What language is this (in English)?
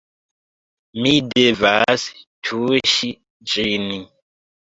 Esperanto